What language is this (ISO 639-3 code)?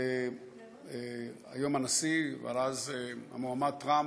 heb